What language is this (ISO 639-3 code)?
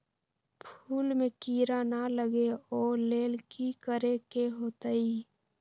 mag